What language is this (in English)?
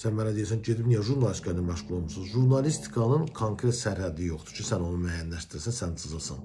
Turkish